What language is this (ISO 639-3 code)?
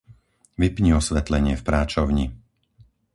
slk